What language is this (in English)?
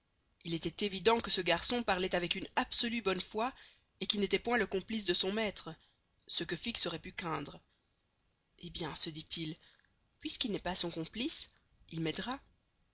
French